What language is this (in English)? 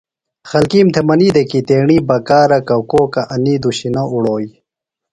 Phalura